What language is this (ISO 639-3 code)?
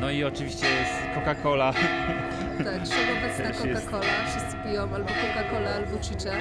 pol